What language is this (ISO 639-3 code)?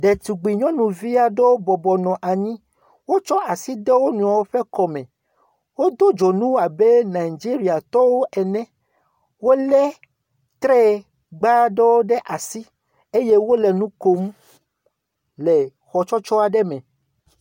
ewe